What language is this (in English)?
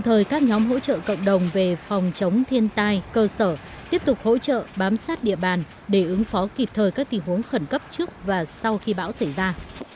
Vietnamese